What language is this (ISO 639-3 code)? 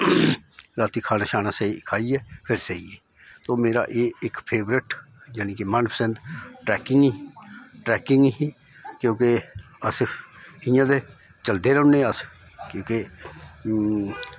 doi